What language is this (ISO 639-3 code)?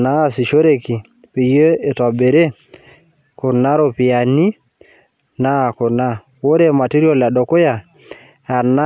mas